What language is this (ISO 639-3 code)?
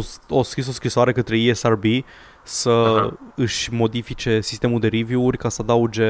ron